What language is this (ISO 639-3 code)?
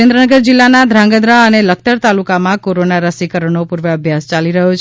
guj